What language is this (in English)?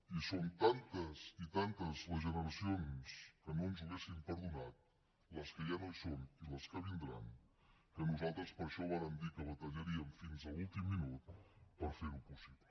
Catalan